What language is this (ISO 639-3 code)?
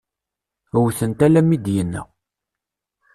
kab